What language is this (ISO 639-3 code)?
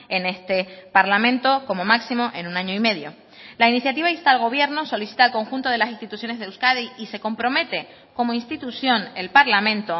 spa